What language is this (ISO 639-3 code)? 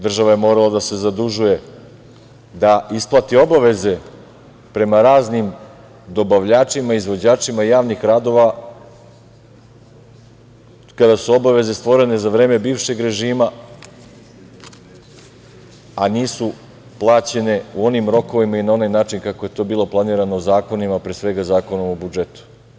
srp